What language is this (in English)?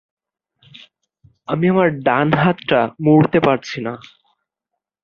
Bangla